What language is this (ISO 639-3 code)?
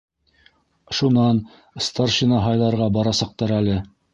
bak